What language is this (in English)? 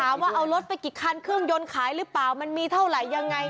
Thai